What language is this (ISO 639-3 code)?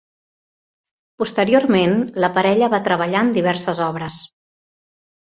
cat